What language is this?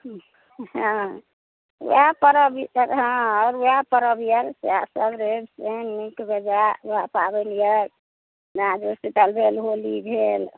Maithili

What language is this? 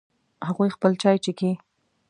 Pashto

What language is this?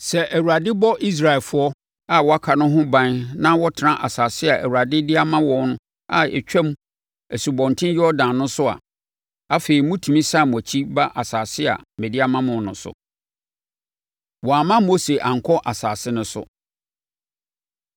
Akan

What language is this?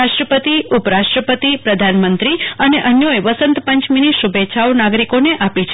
Gujarati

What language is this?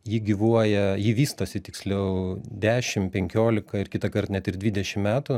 Lithuanian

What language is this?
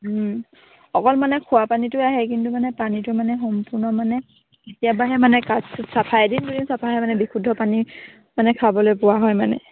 Assamese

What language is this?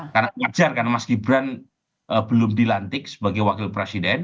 Indonesian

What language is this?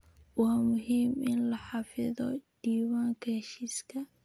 Somali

